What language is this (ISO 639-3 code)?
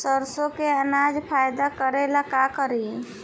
bho